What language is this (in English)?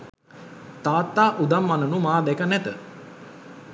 Sinhala